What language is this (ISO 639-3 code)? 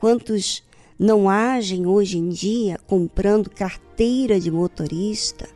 por